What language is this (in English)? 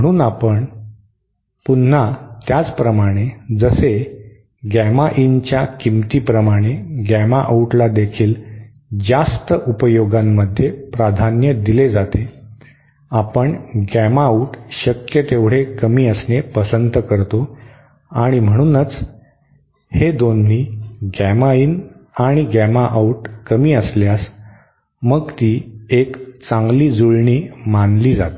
Marathi